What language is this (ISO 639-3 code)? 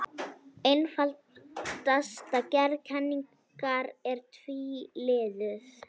isl